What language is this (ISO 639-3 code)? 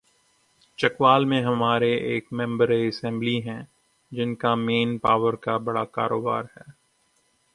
urd